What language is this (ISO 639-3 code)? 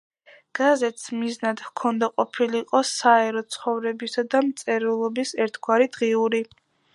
kat